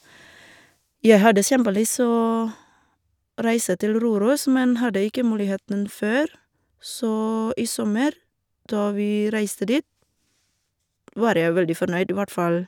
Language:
Norwegian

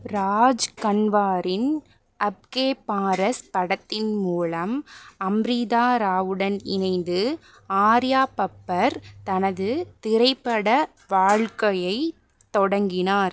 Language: Tamil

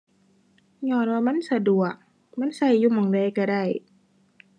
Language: Thai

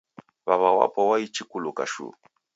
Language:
Taita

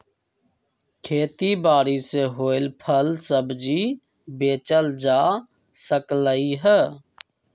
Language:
Magahi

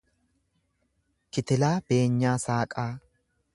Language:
Oromo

